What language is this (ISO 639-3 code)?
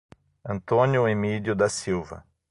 por